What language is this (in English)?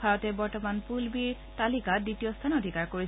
Assamese